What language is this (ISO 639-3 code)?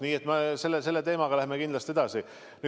est